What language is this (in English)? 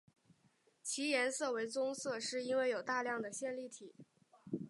Chinese